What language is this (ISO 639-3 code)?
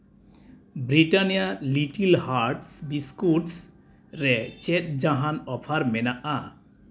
sat